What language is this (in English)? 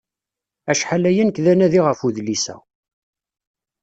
Kabyle